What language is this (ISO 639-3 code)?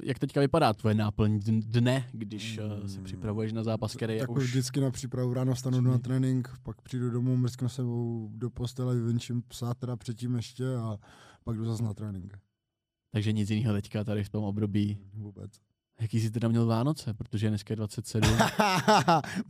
ces